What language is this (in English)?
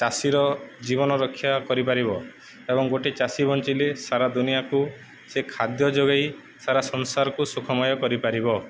Odia